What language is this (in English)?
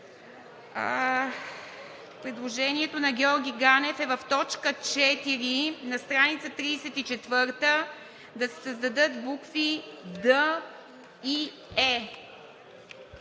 Bulgarian